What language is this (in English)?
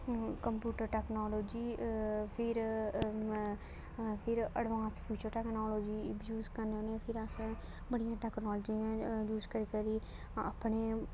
Dogri